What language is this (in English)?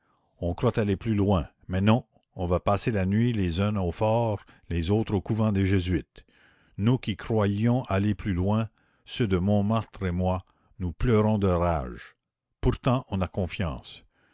French